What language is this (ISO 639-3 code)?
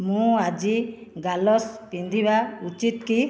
ori